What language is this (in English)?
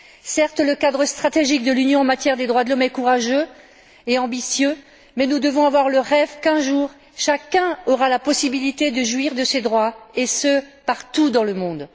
French